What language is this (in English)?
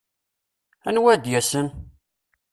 Kabyle